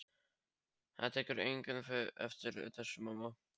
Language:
Icelandic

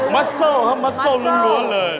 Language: Thai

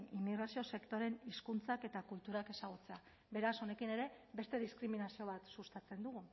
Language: Basque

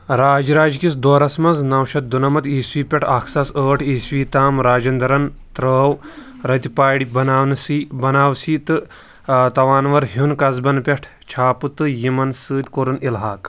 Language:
Kashmiri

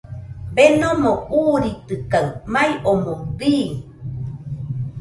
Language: Nüpode Huitoto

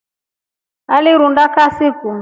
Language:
Rombo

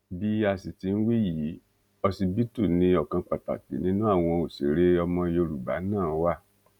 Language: Yoruba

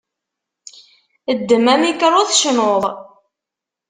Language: Kabyle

